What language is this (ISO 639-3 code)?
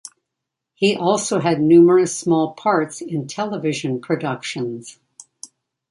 eng